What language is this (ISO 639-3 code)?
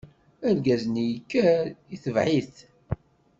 kab